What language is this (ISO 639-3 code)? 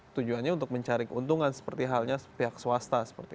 ind